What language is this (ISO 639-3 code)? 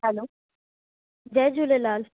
snd